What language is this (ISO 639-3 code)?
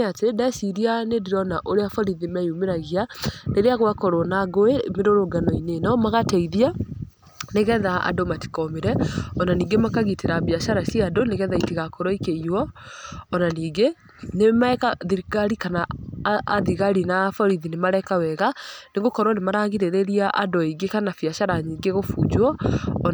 kik